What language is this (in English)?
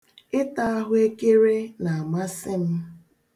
Igbo